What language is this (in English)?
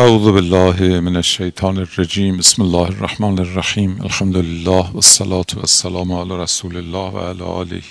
Persian